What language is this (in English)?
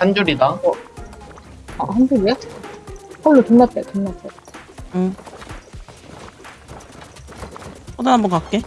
Korean